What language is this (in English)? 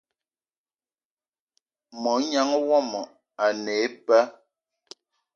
Eton (Cameroon)